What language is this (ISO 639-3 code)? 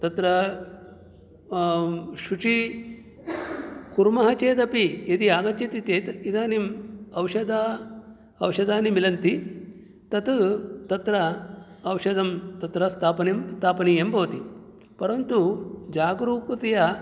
san